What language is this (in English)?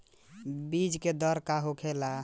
Bhojpuri